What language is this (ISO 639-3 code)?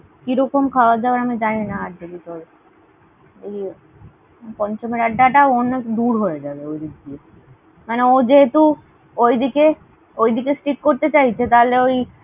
ben